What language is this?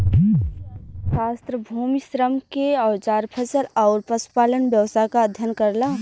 Bhojpuri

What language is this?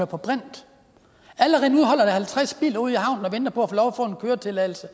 Danish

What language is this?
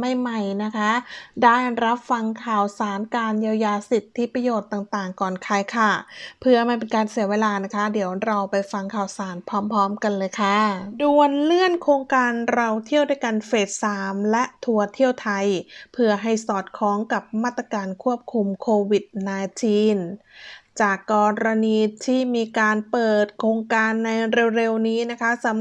Thai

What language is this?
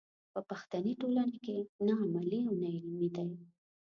Pashto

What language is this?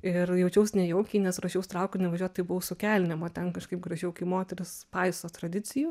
Lithuanian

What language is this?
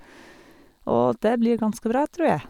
Norwegian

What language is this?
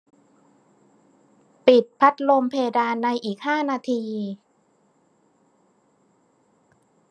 Thai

